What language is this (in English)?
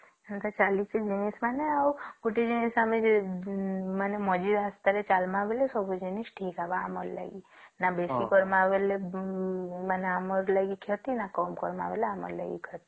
Odia